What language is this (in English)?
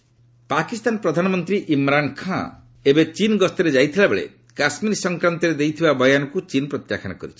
Odia